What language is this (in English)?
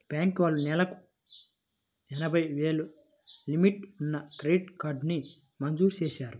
Telugu